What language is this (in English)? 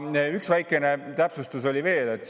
Estonian